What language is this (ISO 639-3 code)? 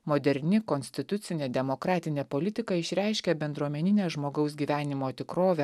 lit